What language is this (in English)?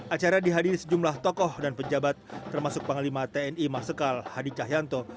Indonesian